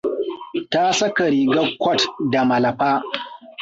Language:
Hausa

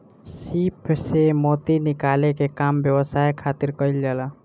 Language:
Bhojpuri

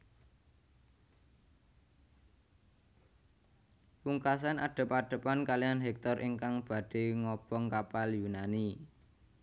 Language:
Javanese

